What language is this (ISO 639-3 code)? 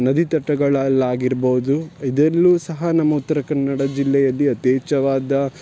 kan